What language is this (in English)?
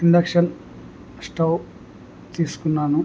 Telugu